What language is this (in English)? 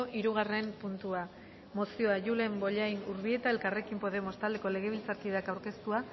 Basque